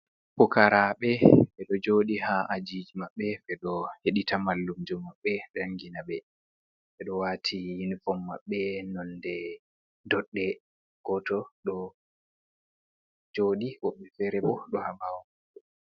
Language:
Fula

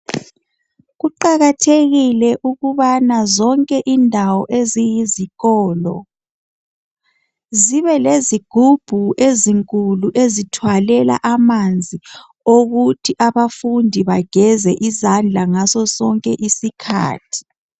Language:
North Ndebele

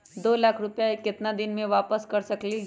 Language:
Magahi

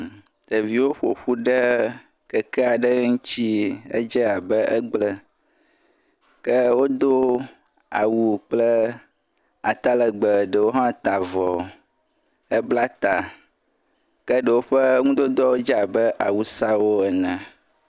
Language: Ewe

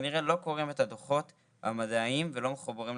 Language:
Hebrew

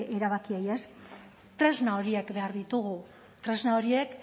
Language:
Basque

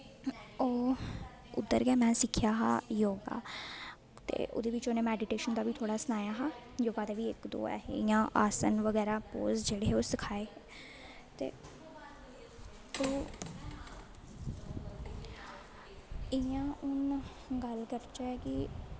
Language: Dogri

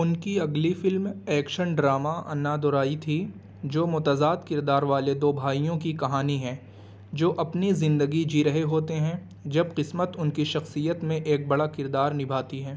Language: Urdu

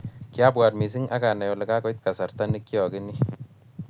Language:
Kalenjin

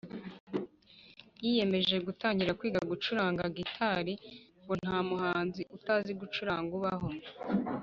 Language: Kinyarwanda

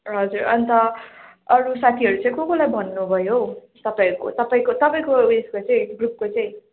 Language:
Nepali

